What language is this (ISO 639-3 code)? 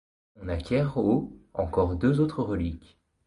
fra